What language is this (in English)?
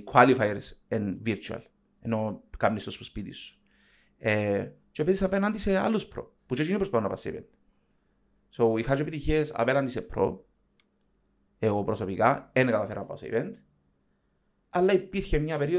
Greek